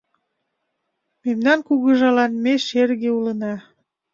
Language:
Mari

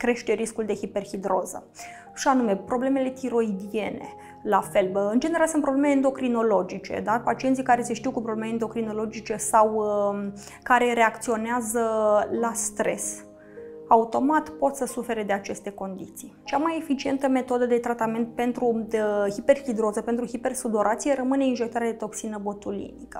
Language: Romanian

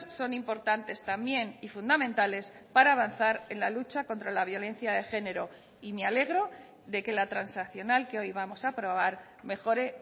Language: Spanish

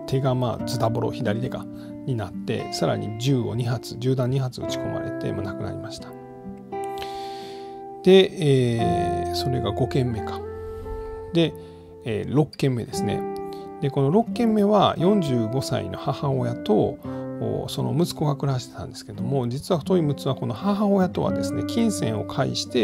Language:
Japanese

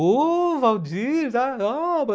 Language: Portuguese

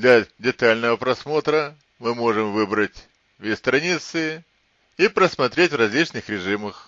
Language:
Russian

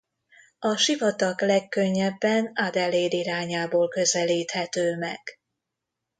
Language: Hungarian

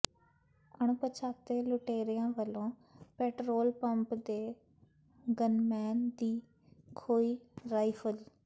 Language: Punjabi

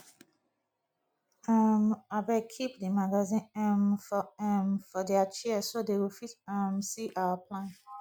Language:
Nigerian Pidgin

